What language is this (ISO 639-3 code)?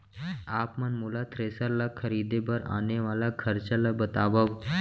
hne